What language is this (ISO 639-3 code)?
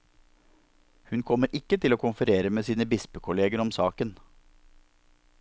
nor